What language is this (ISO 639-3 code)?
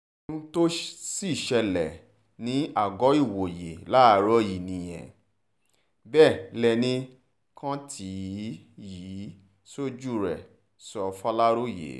yor